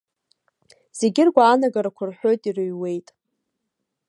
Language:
Abkhazian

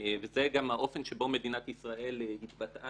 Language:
Hebrew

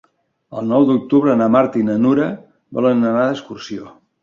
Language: Catalan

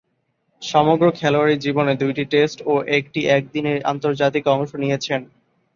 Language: Bangla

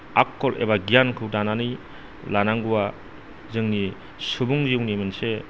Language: Bodo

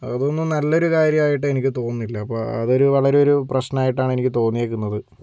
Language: Malayalam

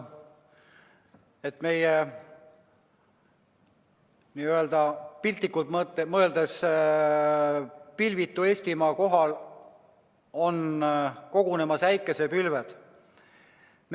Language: Estonian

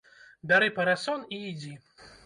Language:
Belarusian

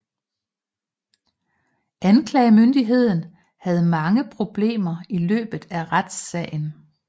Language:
Danish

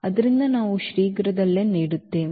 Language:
Kannada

